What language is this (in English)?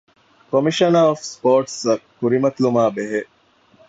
Divehi